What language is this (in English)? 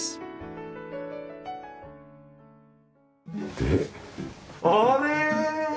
Japanese